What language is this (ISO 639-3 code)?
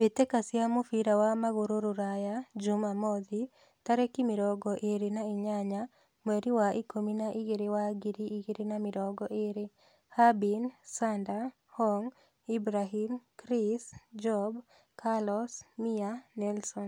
kik